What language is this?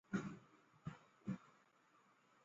Chinese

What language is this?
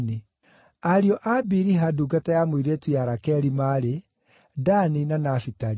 Kikuyu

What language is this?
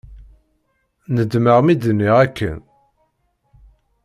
Kabyle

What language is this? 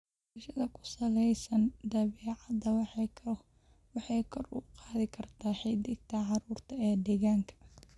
Somali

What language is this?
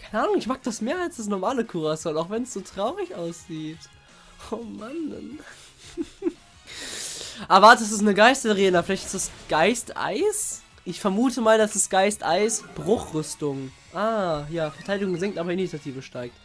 German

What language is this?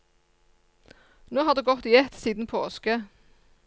Norwegian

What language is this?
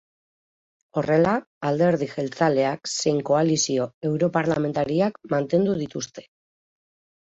Basque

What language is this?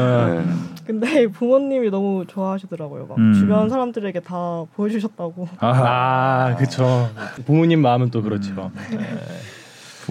Korean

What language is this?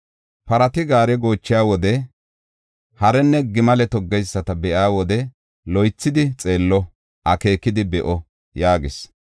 Gofa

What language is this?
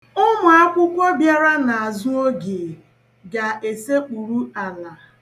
Igbo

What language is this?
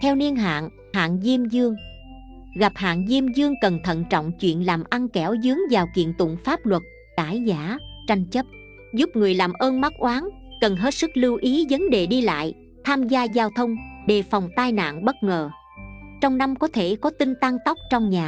Vietnamese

